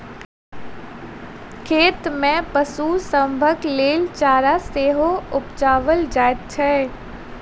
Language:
Maithili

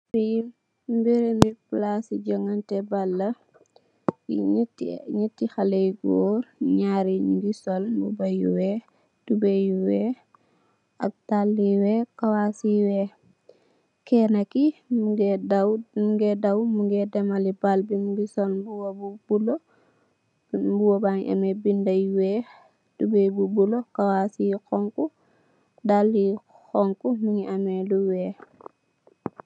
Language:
Wolof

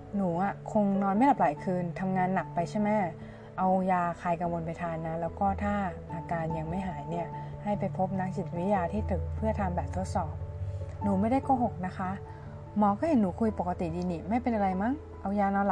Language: Thai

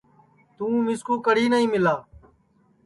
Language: Sansi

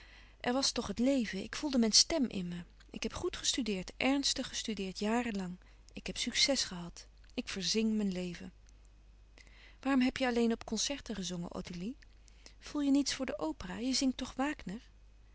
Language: Dutch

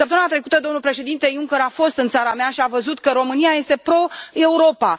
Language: Romanian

